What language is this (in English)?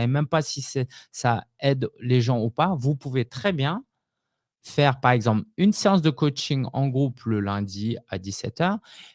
French